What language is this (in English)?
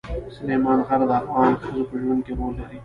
Pashto